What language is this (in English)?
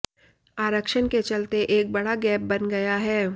Hindi